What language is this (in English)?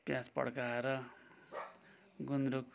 Nepali